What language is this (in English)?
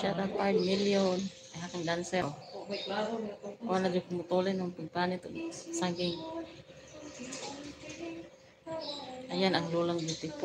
Filipino